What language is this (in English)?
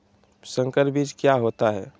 Magahi